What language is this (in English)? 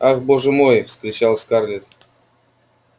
Russian